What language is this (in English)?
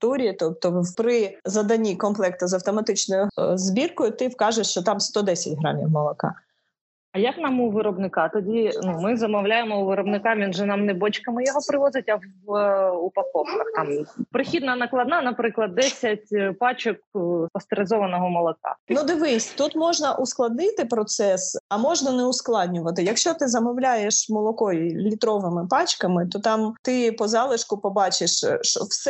Ukrainian